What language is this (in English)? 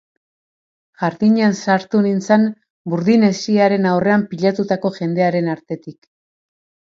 Basque